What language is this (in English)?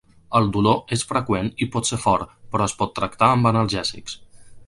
Catalan